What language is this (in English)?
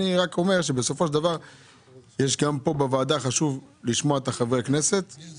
Hebrew